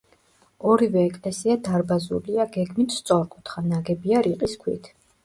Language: Georgian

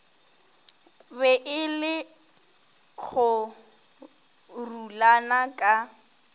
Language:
Northern Sotho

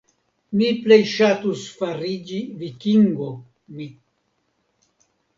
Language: Esperanto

